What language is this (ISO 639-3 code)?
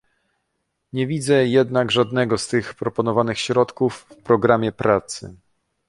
pol